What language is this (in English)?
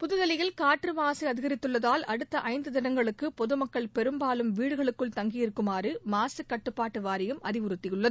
Tamil